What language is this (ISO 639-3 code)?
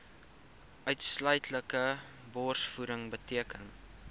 afr